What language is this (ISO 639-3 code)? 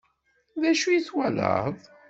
kab